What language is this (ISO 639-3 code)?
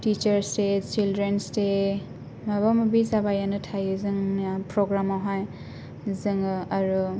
brx